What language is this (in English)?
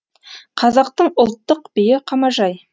Kazakh